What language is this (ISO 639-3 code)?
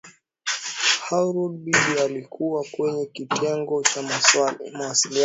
swa